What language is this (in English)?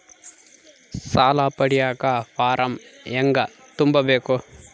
Kannada